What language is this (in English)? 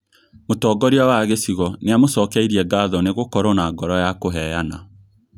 Kikuyu